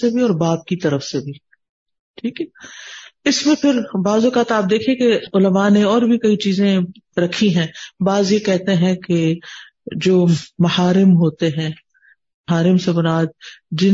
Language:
Urdu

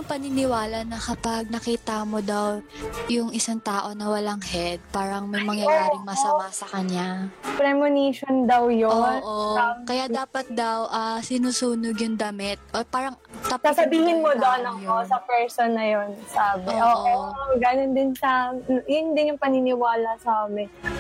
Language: Filipino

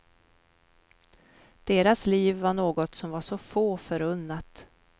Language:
Swedish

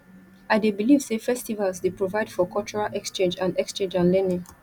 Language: Nigerian Pidgin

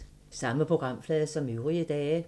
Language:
Danish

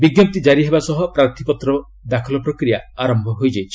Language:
Odia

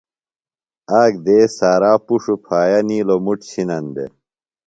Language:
Phalura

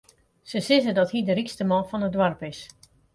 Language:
Western Frisian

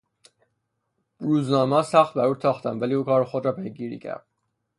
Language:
Persian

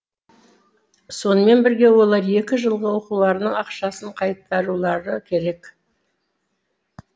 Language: Kazakh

